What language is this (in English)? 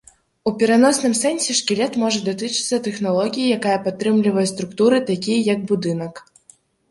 Belarusian